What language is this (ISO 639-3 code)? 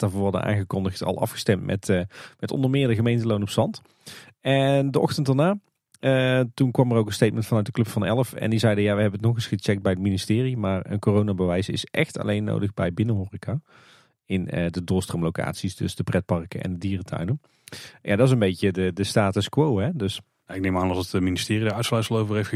nld